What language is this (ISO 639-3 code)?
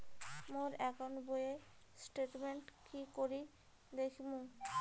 ben